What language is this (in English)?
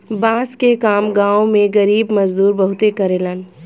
Bhojpuri